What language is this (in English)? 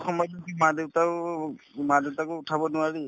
Assamese